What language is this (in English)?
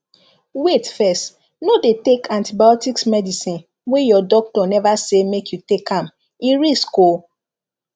Nigerian Pidgin